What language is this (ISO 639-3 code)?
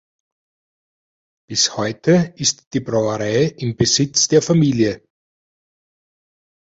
deu